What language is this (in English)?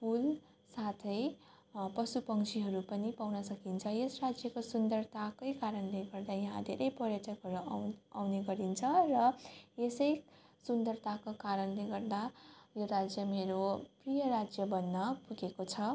Nepali